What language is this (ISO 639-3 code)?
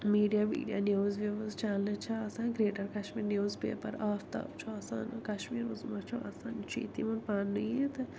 kas